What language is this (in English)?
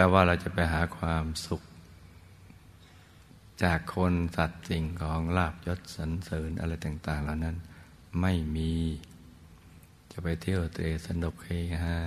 Thai